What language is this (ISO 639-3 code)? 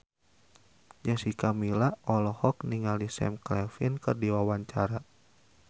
sun